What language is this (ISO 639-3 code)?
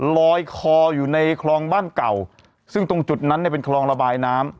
tha